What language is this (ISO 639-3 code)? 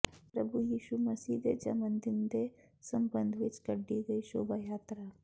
pan